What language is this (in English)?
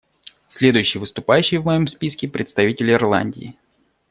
Russian